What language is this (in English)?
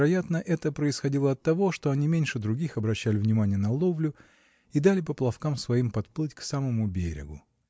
Russian